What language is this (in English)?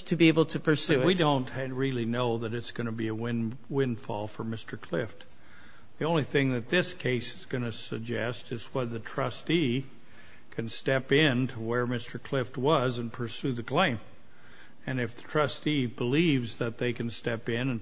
English